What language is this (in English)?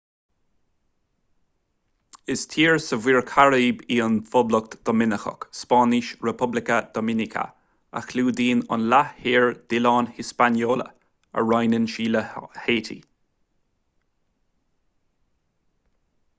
Irish